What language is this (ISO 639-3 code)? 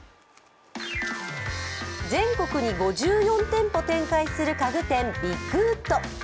jpn